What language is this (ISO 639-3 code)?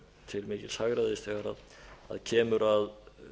isl